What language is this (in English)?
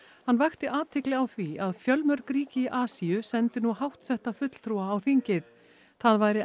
Icelandic